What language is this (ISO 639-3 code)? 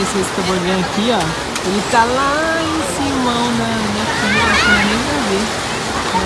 por